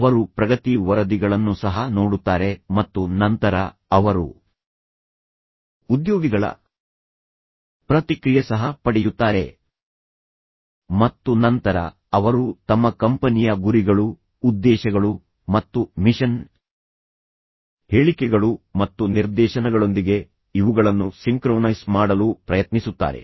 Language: Kannada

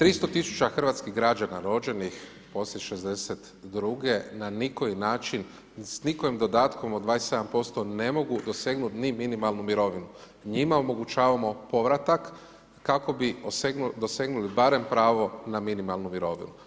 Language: Croatian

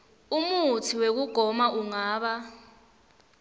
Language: Swati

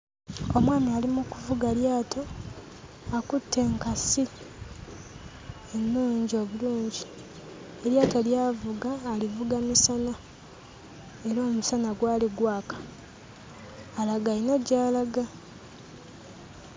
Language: Ganda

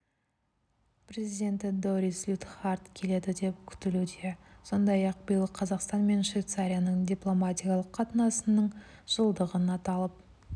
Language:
Kazakh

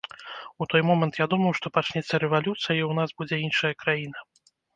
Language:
Belarusian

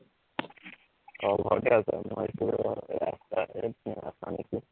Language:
Assamese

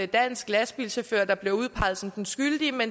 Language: Danish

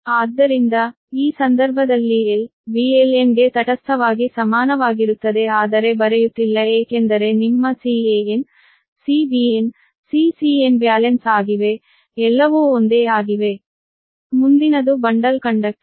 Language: Kannada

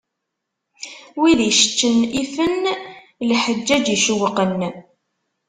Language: Kabyle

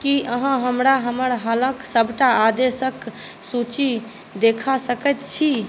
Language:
Maithili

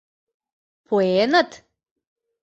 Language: Mari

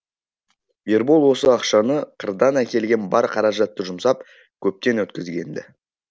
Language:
Kazakh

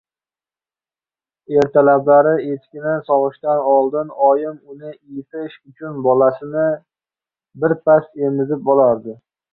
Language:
Uzbek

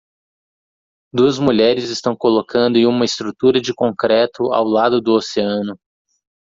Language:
Portuguese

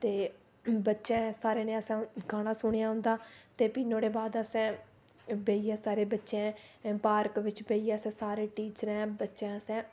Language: Dogri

